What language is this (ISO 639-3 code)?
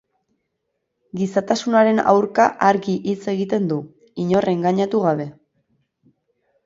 eus